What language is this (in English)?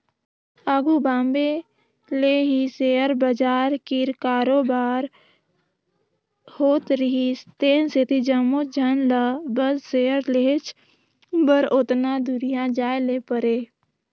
Chhattisgarhi